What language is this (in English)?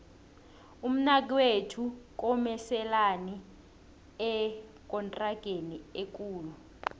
South Ndebele